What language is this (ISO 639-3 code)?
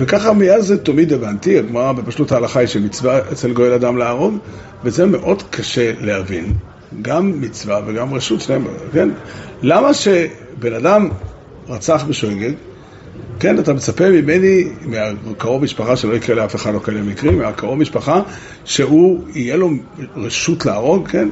heb